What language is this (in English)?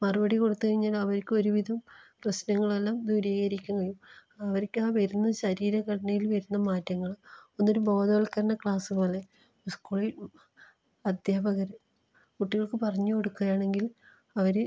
Malayalam